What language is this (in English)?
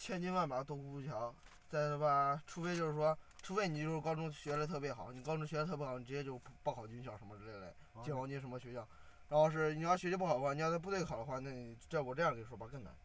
Chinese